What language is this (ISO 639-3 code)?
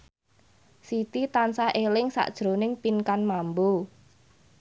jav